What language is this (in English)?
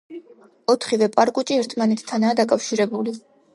Georgian